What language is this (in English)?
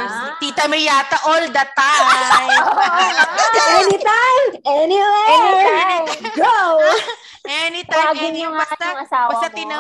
Filipino